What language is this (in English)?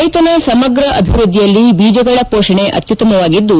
Kannada